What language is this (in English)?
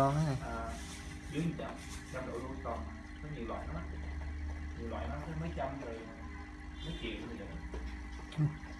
Vietnamese